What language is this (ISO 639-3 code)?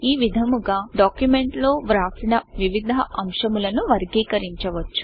tel